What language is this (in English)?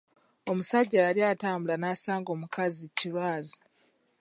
Ganda